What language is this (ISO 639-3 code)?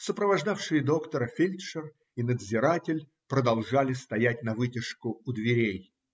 rus